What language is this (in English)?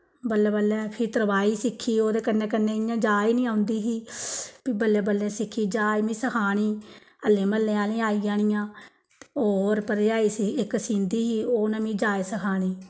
Dogri